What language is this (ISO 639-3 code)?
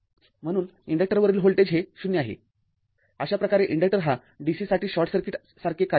mar